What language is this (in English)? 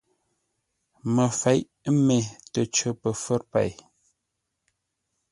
Ngombale